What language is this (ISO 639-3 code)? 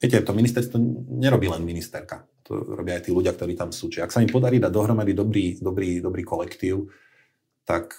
slk